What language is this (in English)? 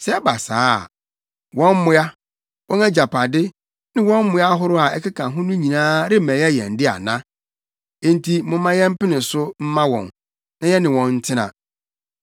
Akan